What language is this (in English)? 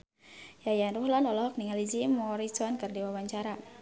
Sundanese